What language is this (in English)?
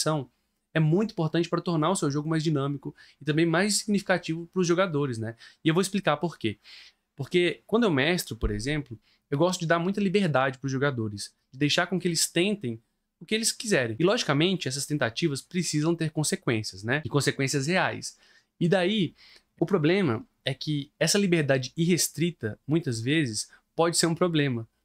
Portuguese